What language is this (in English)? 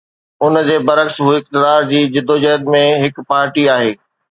Sindhi